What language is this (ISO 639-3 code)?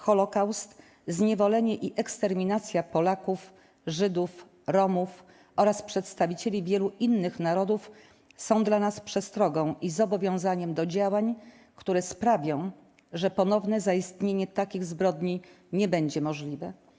pol